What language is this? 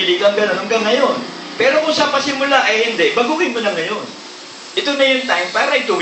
Filipino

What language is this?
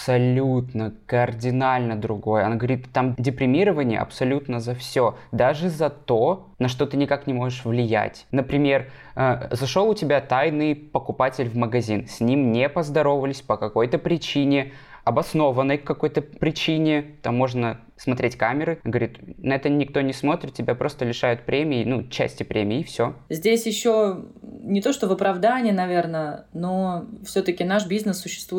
Russian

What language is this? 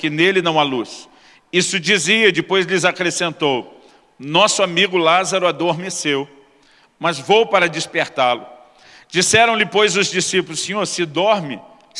Portuguese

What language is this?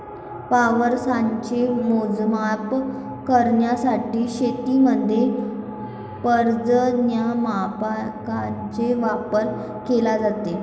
Marathi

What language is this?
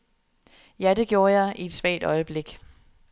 Danish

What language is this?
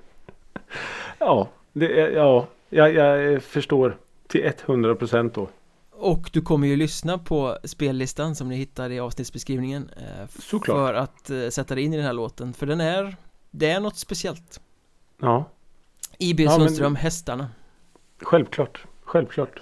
Swedish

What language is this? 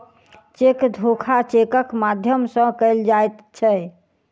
Maithili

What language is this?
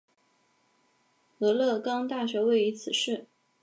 Chinese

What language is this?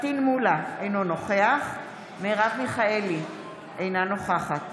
Hebrew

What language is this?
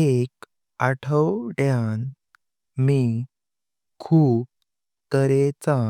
Konkani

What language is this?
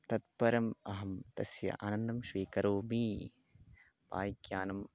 Sanskrit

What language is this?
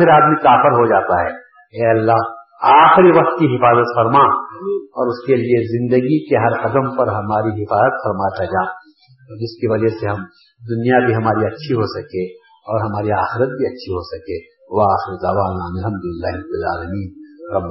Urdu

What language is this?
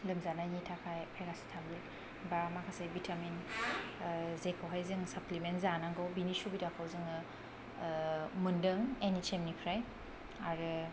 Bodo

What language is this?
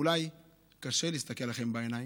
Hebrew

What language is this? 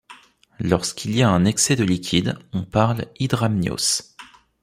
French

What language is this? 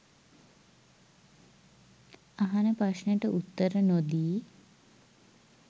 Sinhala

